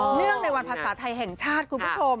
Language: Thai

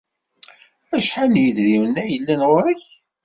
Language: Kabyle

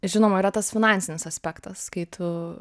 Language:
Lithuanian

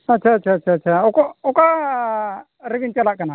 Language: Santali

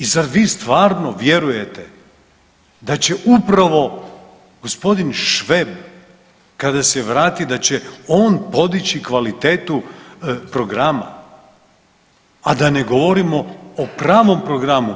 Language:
Croatian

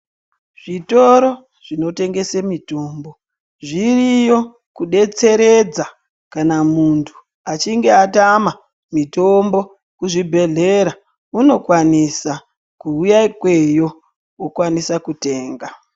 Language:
Ndau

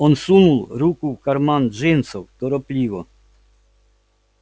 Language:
Russian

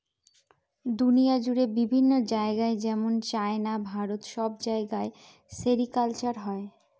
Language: Bangla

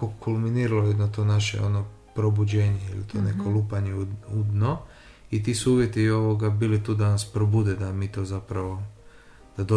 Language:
Croatian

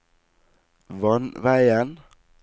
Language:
Norwegian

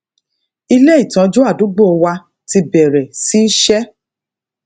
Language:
Yoruba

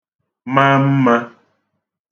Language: Igbo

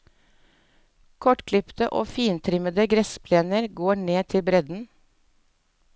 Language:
Norwegian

